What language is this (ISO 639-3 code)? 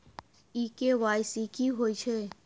mai